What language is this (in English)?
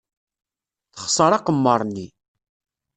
Kabyle